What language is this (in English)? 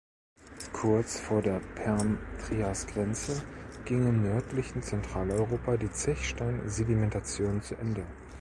German